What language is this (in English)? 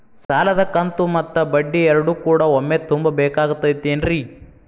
Kannada